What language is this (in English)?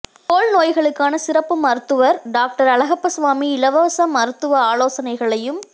Tamil